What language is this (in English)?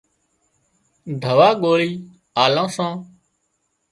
Wadiyara Koli